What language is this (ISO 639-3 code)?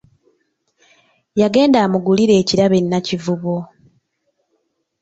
lug